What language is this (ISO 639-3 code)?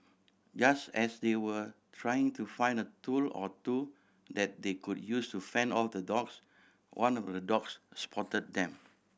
eng